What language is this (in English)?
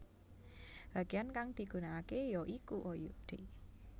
Javanese